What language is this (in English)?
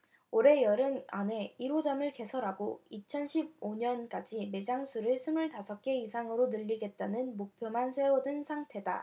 Korean